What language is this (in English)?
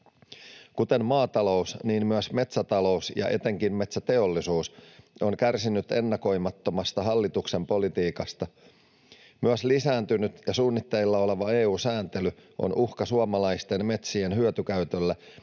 Finnish